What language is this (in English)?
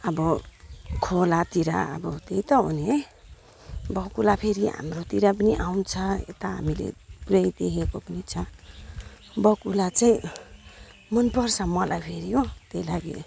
Nepali